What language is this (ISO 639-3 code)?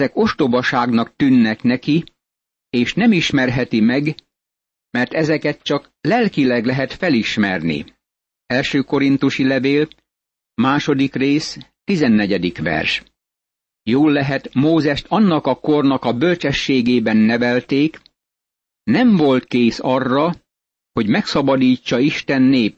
hun